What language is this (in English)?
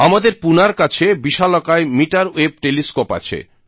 Bangla